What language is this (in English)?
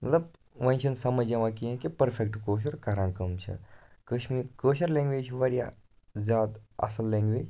Kashmiri